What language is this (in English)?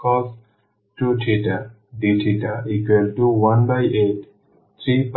Bangla